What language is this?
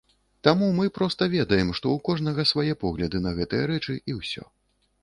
Belarusian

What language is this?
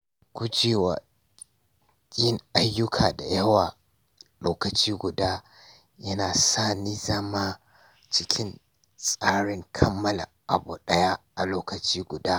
Hausa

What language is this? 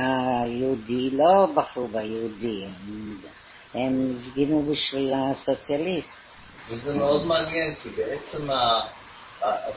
Hebrew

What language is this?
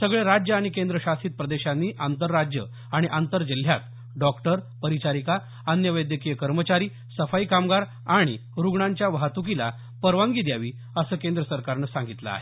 Marathi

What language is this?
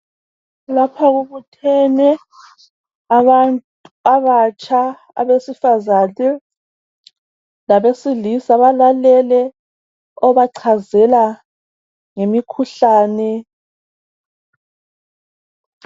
North Ndebele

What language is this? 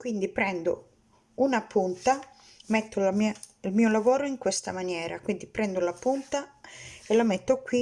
Italian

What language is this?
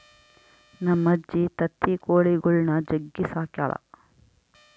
Kannada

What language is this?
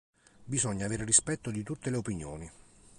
Italian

